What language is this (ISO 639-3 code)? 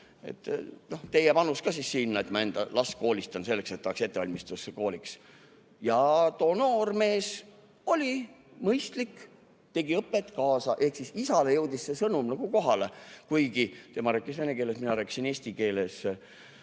est